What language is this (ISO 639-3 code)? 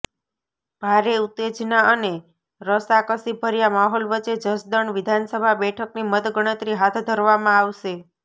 guj